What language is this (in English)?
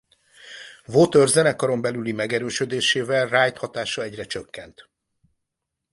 Hungarian